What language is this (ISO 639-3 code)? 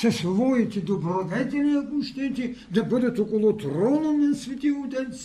bul